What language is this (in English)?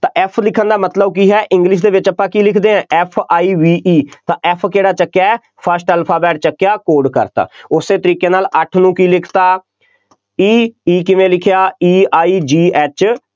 Punjabi